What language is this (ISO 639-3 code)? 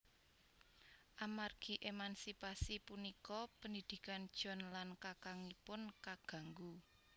jav